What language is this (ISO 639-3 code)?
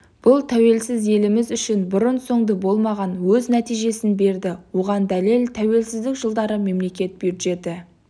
kaz